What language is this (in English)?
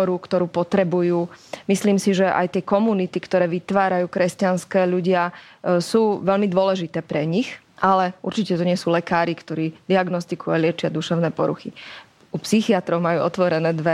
Slovak